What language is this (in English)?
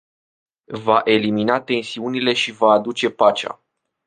Romanian